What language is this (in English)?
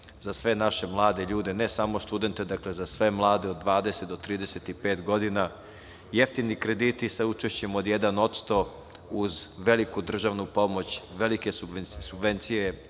Serbian